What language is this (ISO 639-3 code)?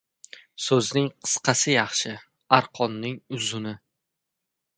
uzb